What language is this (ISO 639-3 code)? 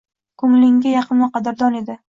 uzb